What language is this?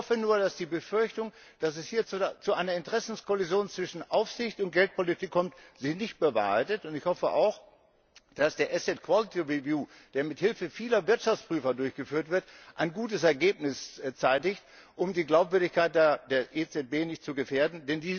German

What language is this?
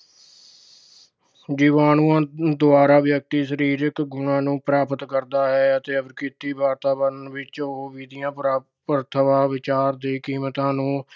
Punjabi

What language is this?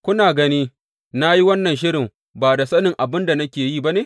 Hausa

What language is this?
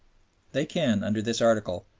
English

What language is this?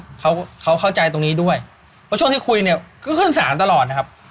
Thai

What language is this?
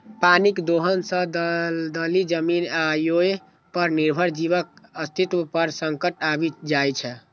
Maithili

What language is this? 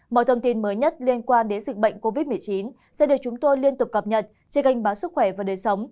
Vietnamese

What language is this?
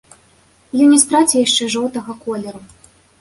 Belarusian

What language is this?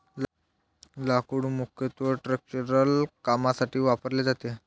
Marathi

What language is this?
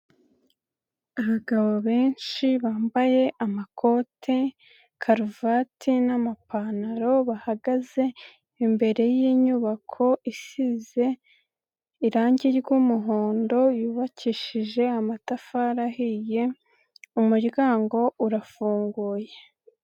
Kinyarwanda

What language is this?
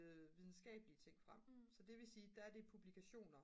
Danish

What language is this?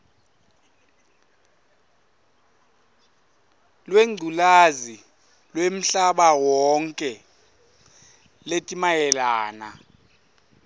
Swati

